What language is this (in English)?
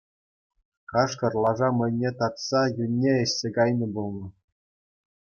Chuvash